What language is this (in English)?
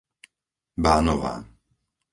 Slovak